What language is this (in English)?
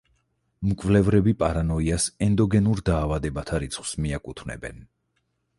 Georgian